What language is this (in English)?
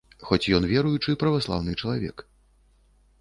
Belarusian